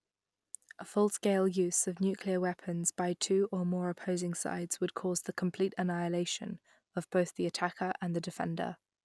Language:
English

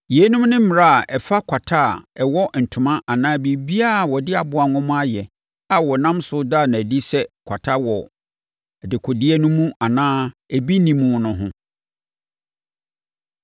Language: Akan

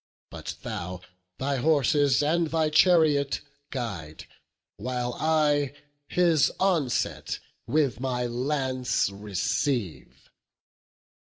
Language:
English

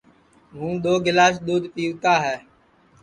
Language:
Sansi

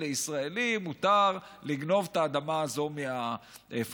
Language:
Hebrew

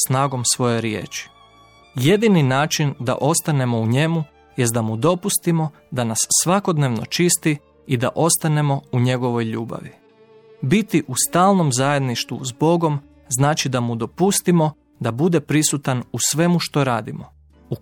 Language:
Croatian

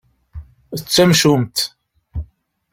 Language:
Kabyle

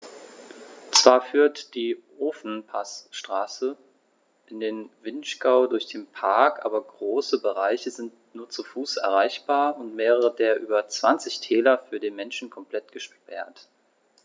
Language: German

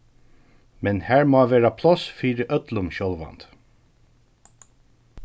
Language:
Faroese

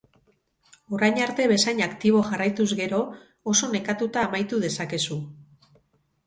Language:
Basque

